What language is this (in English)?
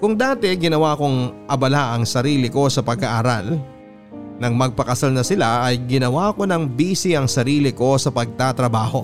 Filipino